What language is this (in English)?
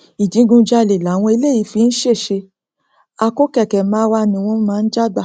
Yoruba